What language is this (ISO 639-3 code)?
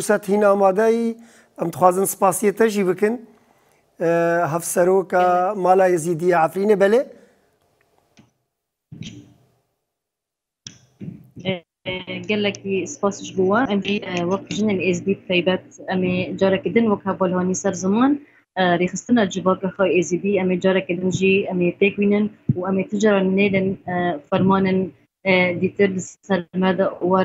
fas